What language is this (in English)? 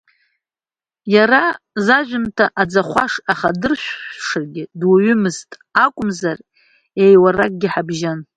Abkhazian